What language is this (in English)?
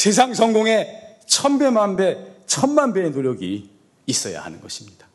Korean